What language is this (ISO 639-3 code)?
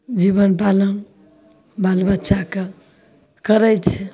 mai